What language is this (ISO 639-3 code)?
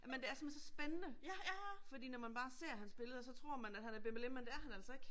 dan